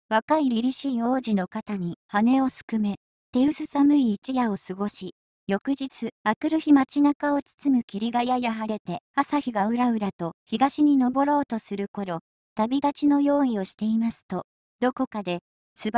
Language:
Japanese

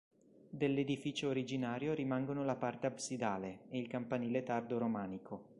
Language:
Italian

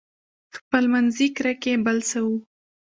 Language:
Pashto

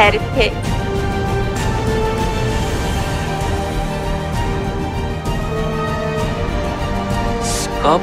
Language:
Korean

